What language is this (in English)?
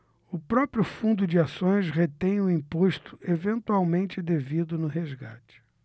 Portuguese